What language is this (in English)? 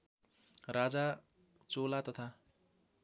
Nepali